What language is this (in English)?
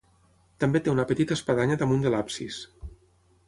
Catalan